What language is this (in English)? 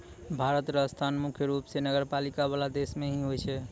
Maithili